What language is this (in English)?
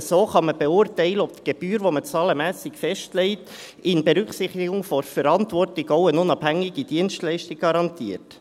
Swiss German